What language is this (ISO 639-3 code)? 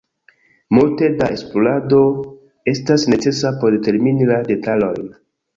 epo